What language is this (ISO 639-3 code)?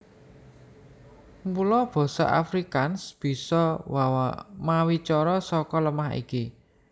jav